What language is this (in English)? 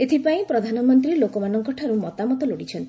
Odia